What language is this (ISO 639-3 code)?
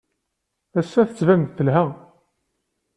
kab